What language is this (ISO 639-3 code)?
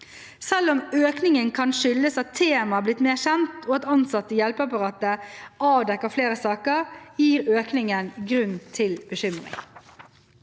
nor